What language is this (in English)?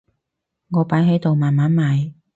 Cantonese